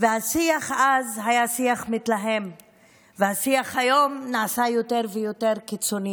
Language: Hebrew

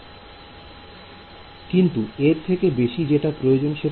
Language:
Bangla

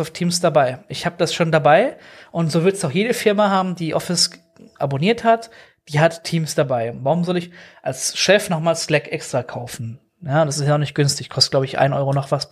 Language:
German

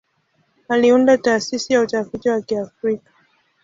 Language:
Swahili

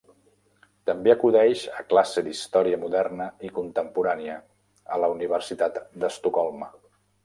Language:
Catalan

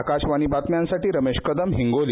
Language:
Marathi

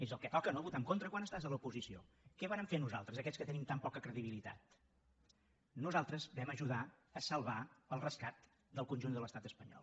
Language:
Catalan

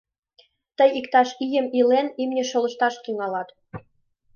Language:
Mari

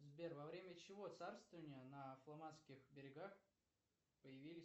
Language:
Russian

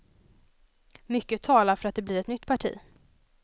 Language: Swedish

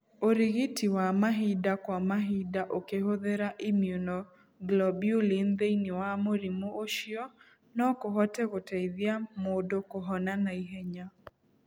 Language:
Kikuyu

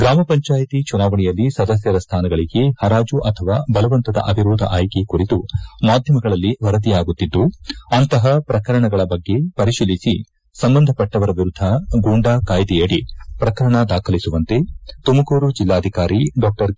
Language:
Kannada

